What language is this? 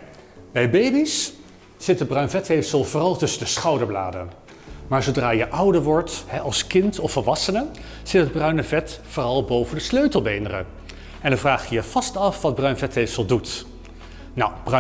Dutch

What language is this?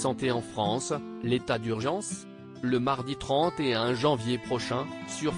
French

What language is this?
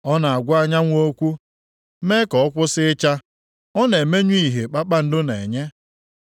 Igbo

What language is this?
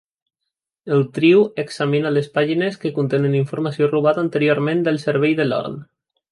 Catalan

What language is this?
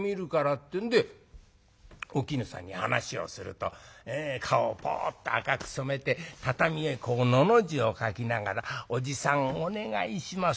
Japanese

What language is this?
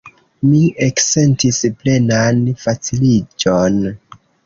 Esperanto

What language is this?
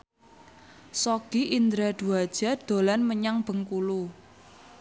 Javanese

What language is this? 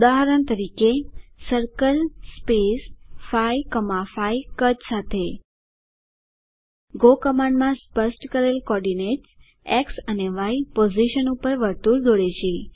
Gujarati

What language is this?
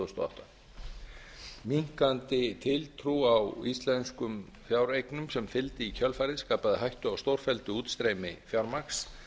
Icelandic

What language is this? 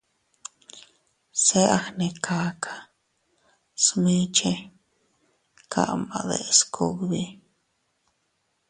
Teutila Cuicatec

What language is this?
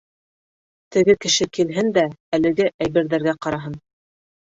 Bashkir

